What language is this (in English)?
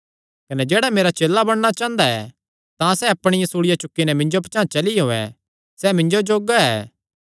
Kangri